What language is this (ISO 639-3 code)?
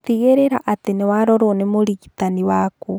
kik